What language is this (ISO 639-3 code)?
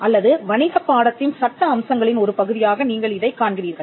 tam